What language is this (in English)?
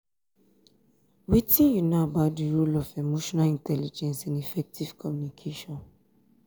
Nigerian Pidgin